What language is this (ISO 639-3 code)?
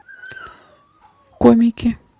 rus